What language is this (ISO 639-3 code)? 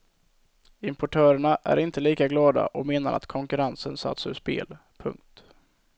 swe